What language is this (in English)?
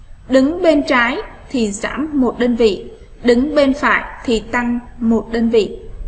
Vietnamese